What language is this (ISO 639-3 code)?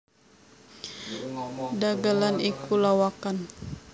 jav